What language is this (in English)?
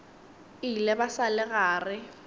Northern Sotho